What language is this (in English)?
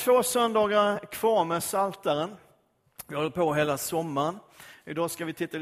Swedish